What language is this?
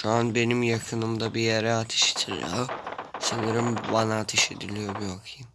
Turkish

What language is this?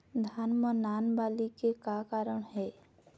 Chhattisgarhi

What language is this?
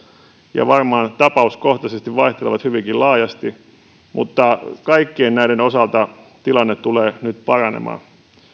Finnish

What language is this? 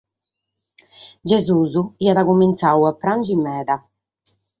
Sardinian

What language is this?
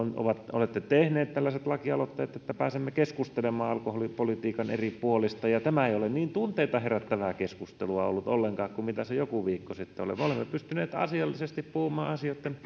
Finnish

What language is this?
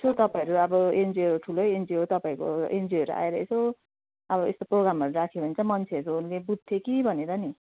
Nepali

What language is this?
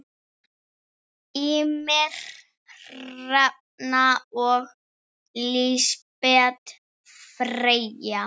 Icelandic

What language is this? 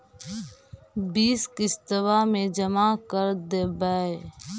Magahi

